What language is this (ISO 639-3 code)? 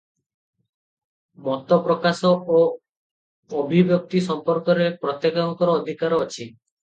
ori